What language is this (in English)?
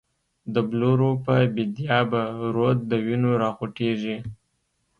Pashto